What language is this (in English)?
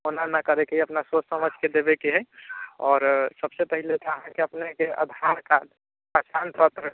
Maithili